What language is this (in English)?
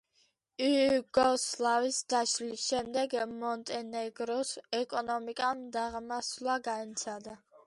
Georgian